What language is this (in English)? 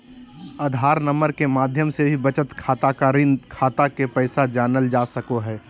Magahi